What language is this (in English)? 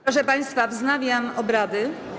Polish